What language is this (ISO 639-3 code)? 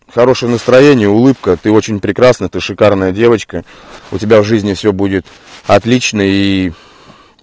rus